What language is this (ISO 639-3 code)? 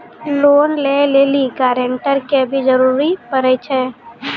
mai